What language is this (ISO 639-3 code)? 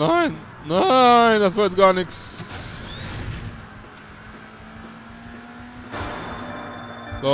deu